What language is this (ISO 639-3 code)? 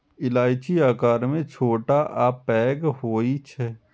mai